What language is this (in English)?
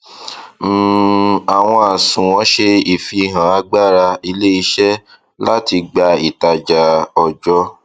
Yoruba